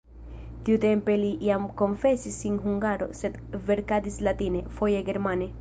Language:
Esperanto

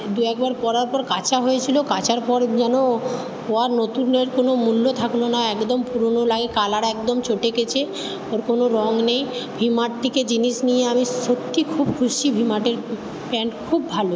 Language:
Bangla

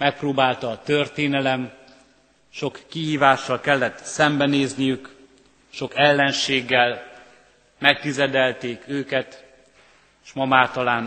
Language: Hungarian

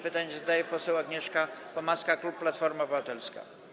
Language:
Polish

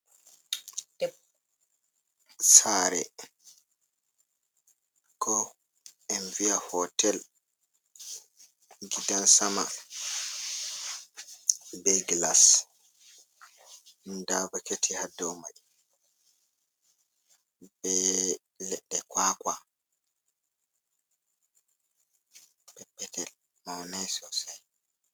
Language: Fula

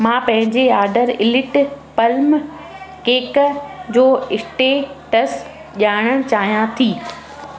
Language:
Sindhi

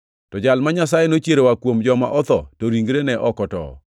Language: Luo (Kenya and Tanzania)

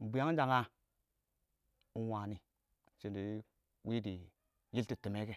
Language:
Awak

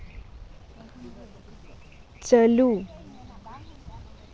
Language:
Santali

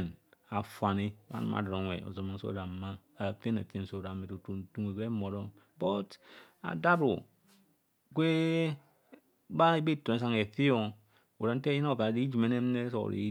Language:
Kohumono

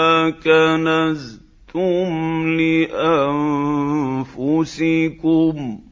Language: Arabic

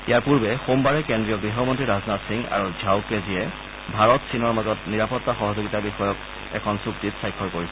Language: Assamese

